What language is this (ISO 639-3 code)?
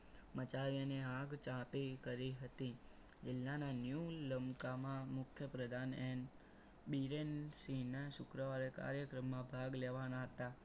guj